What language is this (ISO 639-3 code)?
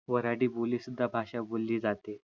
mar